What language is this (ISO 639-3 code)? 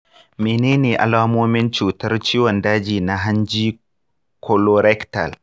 hau